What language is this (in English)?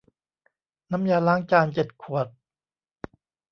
Thai